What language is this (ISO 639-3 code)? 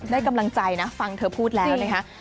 tha